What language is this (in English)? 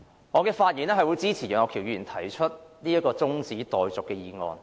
Cantonese